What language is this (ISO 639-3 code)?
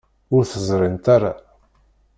kab